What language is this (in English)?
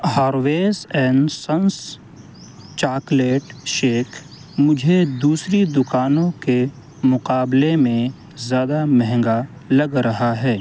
Urdu